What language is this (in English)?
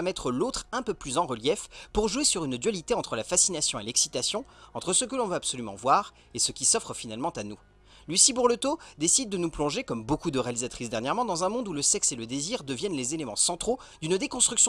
French